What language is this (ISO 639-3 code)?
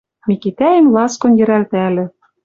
mrj